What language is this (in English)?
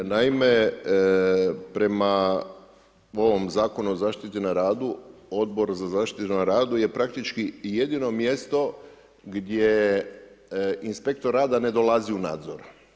Croatian